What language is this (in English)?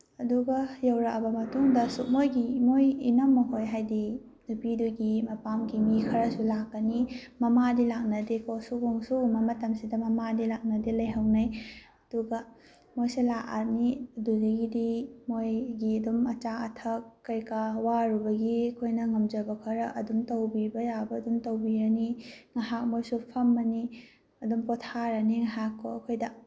Manipuri